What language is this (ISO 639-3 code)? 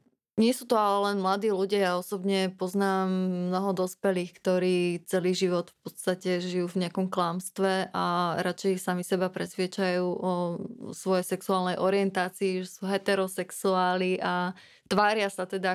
slk